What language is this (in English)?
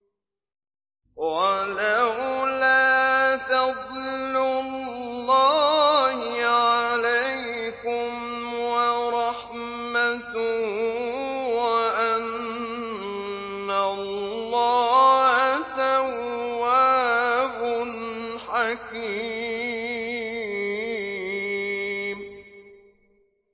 Arabic